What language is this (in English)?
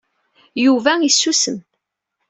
Kabyle